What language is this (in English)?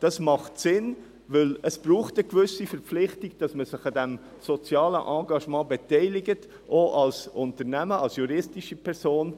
Swiss German